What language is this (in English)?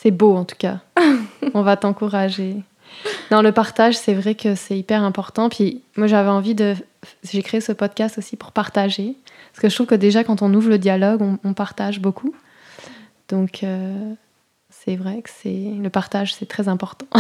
French